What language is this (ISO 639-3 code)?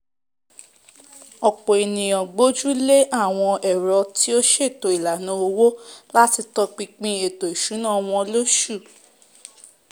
yor